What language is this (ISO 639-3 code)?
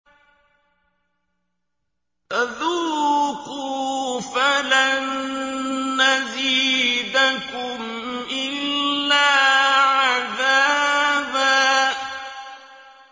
ara